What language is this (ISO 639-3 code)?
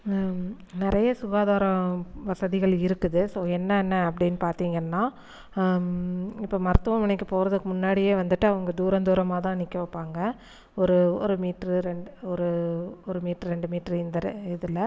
tam